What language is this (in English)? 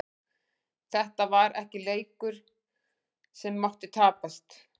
Icelandic